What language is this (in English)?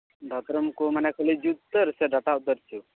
Santali